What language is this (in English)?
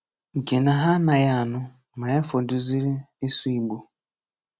Igbo